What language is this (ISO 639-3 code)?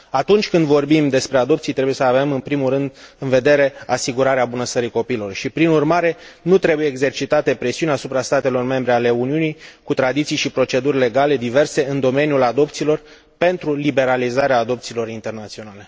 ron